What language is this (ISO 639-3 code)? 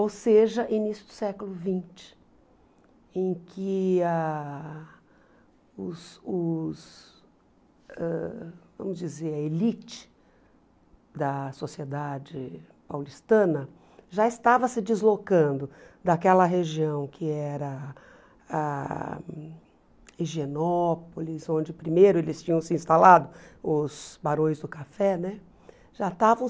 por